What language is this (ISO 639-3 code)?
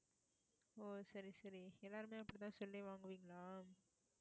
tam